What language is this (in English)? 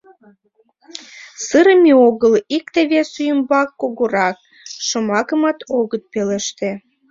Mari